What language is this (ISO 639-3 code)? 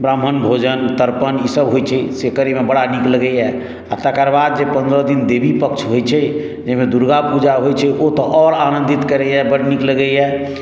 mai